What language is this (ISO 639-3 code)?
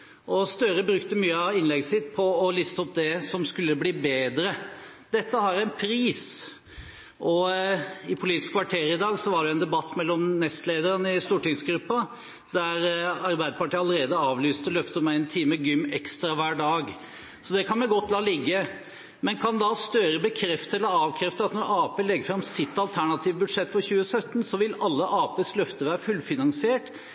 nob